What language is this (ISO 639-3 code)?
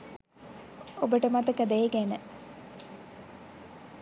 sin